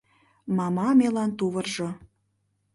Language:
Mari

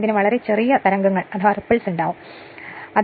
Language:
Malayalam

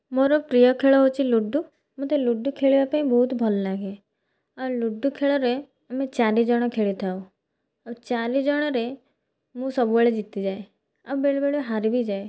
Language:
Odia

